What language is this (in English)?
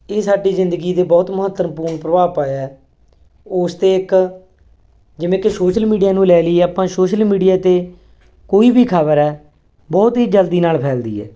Punjabi